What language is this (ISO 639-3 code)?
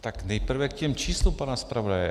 ces